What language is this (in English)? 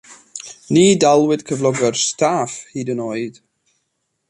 Welsh